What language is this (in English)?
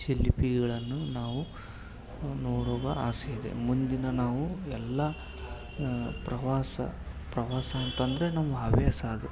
Kannada